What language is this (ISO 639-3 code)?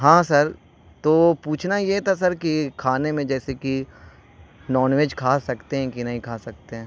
urd